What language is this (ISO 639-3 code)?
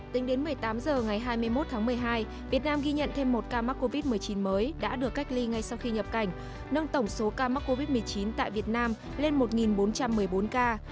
vie